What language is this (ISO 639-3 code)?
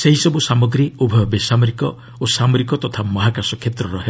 ori